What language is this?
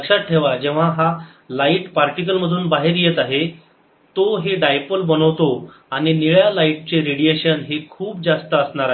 Marathi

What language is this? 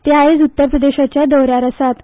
Konkani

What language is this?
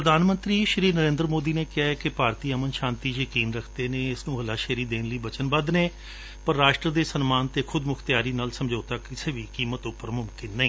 Punjabi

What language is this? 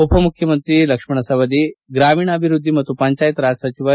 Kannada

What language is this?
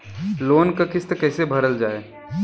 Bhojpuri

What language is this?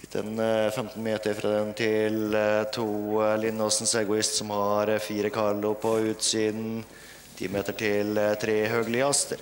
Norwegian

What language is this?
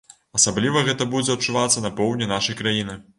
Belarusian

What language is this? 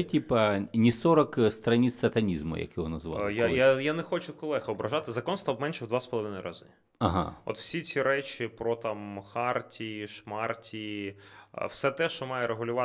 Ukrainian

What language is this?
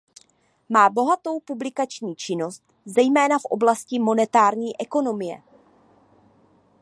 Czech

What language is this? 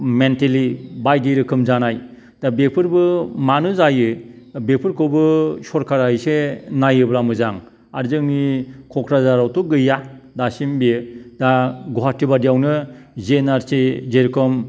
Bodo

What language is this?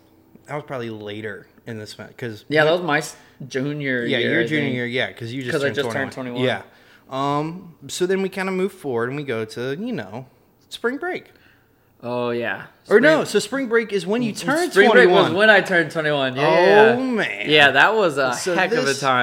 English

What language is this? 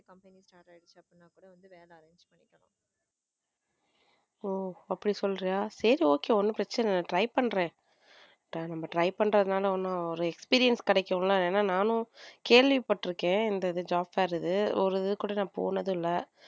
Tamil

